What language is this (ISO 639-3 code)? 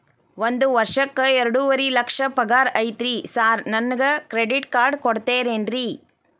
kan